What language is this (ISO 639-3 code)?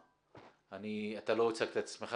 heb